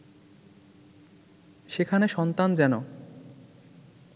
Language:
Bangla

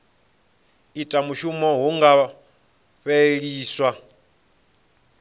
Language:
Venda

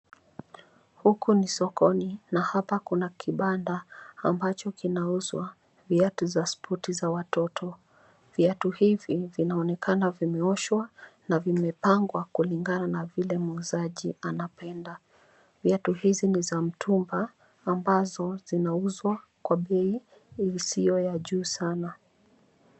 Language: Swahili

